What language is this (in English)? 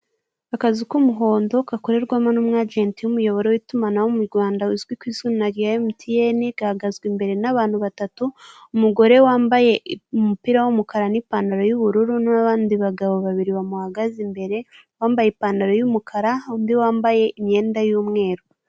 Kinyarwanda